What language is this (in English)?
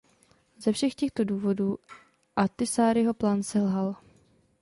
Czech